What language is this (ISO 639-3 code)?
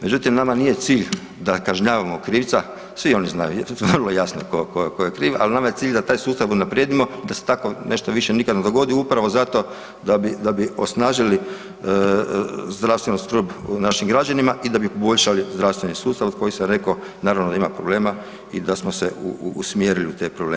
hrv